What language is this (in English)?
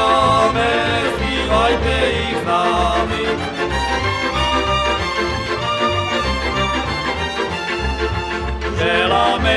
Slovak